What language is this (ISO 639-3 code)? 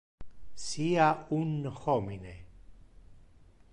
ina